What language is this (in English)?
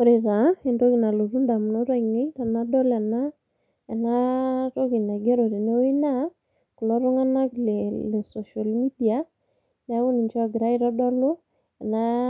Masai